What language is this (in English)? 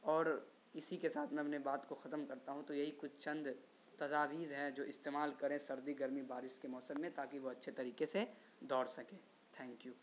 Urdu